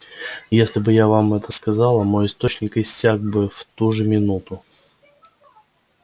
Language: Russian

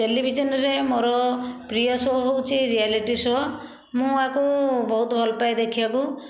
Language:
Odia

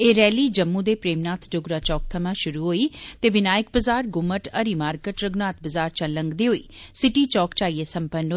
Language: Dogri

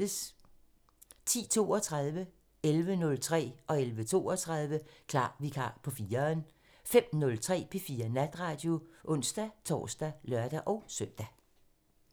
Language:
Danish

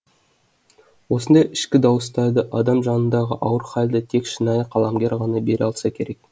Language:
Kazakh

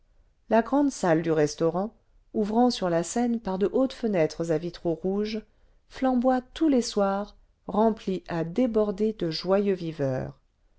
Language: French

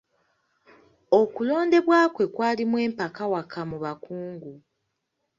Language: Ganda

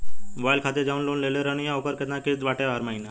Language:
Bhojpuri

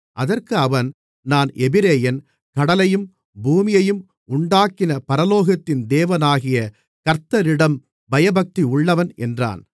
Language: Tamil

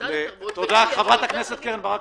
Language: Hebrew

